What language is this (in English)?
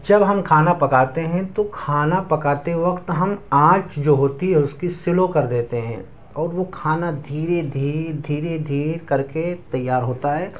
Urdu